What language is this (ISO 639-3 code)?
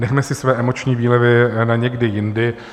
ces